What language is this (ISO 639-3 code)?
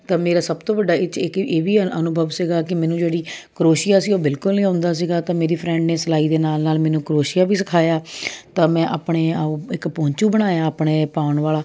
pan